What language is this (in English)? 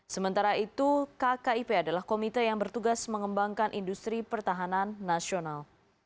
Indonesian